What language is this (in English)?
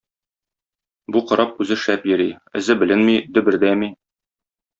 Tatar